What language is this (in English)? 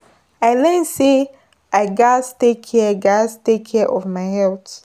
Nigerian Pidgin